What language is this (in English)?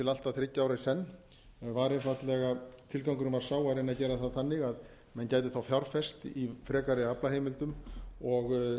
Icelandic